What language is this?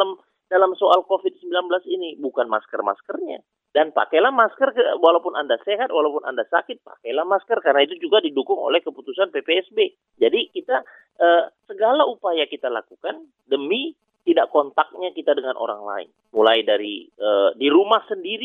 Indonesian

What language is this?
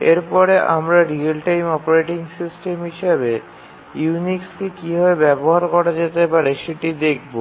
Bangla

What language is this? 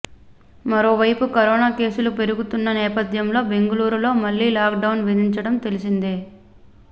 Telugu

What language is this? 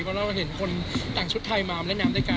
Thai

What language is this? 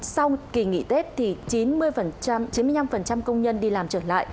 Vietnamese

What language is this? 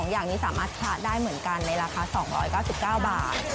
Thai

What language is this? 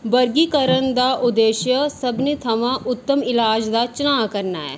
Dogri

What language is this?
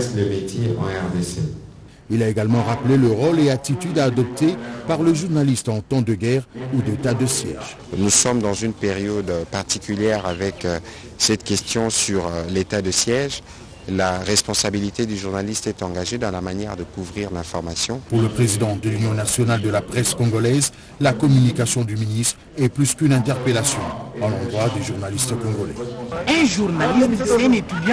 French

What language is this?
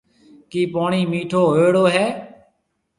Marwari (Pakistan)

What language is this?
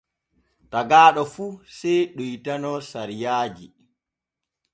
Borgu Fulfulde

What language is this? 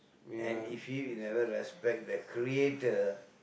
English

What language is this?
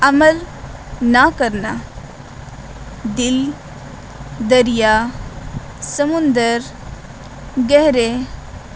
Urdu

